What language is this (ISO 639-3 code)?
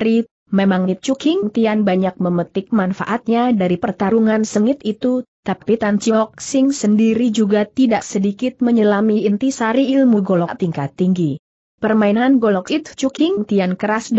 ind